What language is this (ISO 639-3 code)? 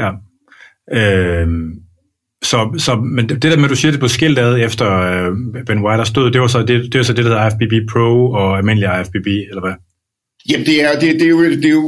dan